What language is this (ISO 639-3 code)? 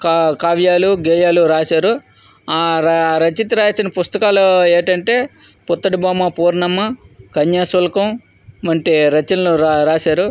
tel